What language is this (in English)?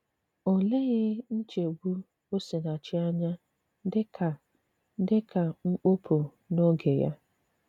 Igbo